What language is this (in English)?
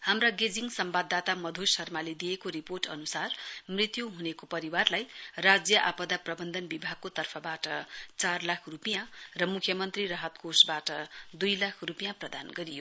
Nepali